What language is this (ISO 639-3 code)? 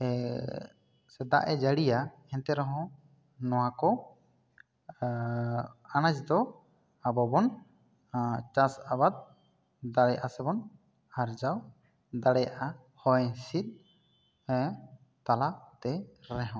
sat